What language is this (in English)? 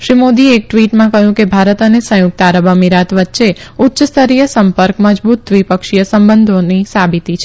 Gujarati